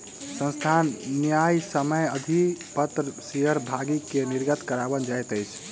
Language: Maithili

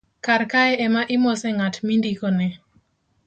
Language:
Luo (Kenya and Tanzania)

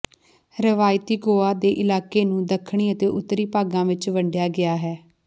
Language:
Punjabi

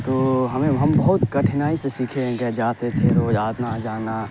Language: Urdu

